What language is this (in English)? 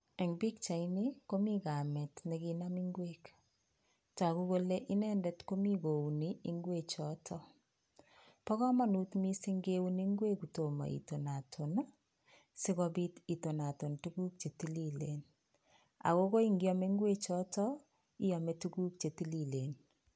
Kalenjin